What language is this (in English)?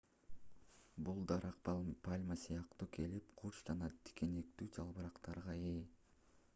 Kyrgyz